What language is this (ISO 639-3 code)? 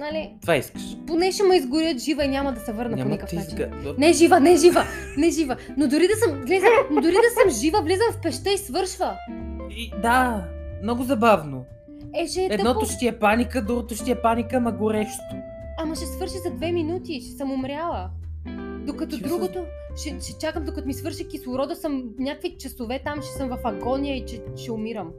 bul